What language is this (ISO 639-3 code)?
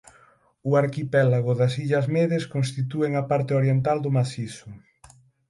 glg